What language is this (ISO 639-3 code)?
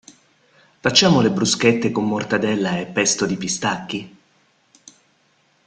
ita